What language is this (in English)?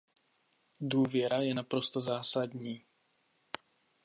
Czech